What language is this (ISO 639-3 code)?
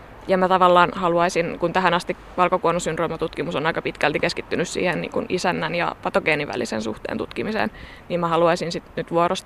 fin